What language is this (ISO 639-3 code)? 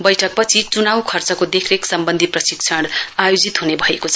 nep